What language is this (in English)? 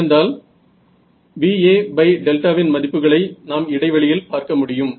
Tamil